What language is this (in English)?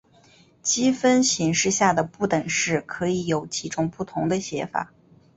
Chinese